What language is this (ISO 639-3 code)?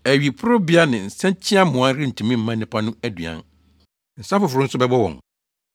aka